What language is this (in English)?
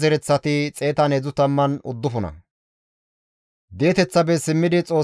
Gamo